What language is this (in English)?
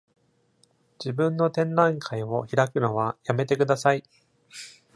Japanese